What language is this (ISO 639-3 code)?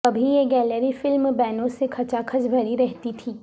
urd